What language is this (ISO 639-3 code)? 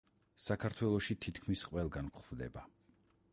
kat